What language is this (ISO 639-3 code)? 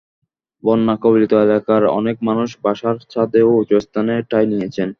ben